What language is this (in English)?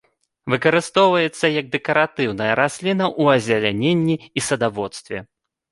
Belarusian